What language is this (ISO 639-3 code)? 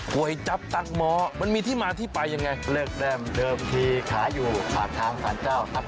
tha